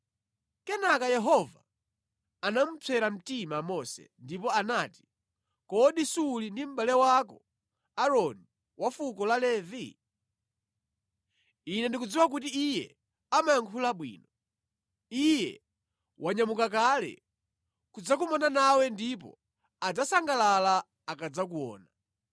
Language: Nyanja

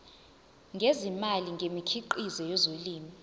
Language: Zulu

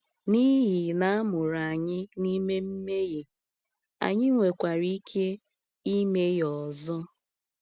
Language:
Igbo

